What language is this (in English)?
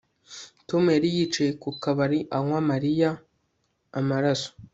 Kinyarwanda